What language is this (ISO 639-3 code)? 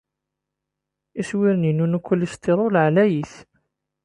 kab